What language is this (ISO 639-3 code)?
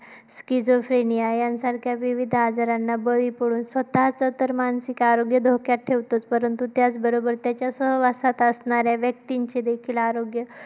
mar